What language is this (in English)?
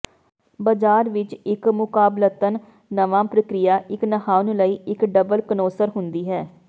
Punjabi